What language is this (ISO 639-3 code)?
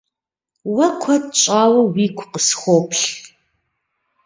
kbd